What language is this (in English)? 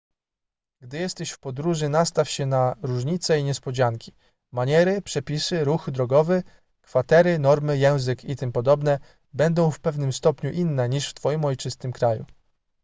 Polish